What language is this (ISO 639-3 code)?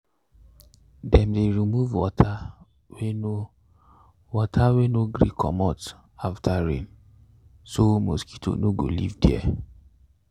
pcm